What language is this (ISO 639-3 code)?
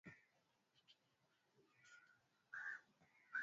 swa